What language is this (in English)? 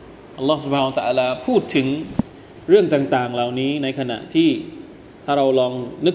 Thai